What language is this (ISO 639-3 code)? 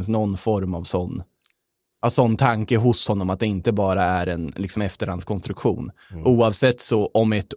swe